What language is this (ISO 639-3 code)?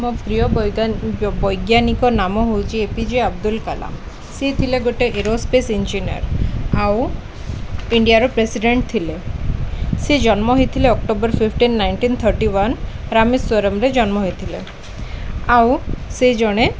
ori